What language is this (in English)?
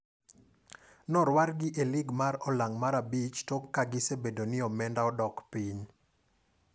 Luo (Kenya and Tanzania)